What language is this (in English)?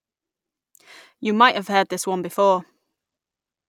English